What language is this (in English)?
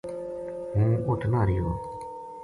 Gujari